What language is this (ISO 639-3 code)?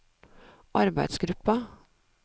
nor